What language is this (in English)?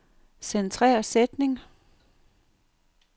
Danish